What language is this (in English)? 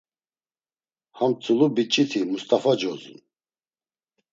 Laz